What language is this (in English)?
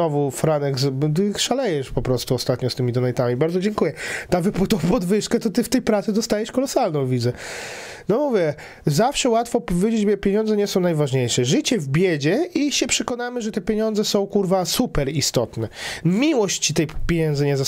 Polish